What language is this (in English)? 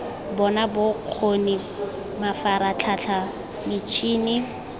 Tswana